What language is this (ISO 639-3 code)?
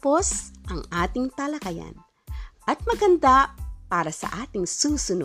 fil